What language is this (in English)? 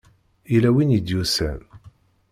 Kabyle